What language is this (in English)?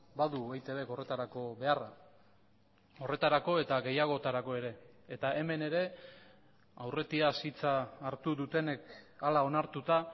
Basque